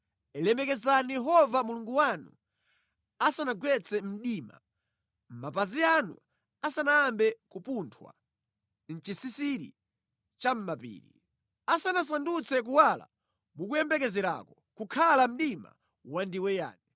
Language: Nyanja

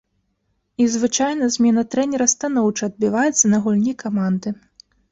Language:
Belarusian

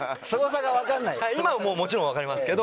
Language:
Japanese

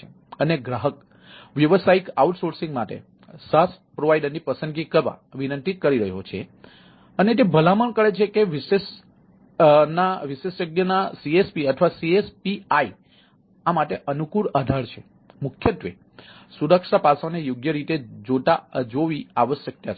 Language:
Gujarati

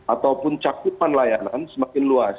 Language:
Indonesian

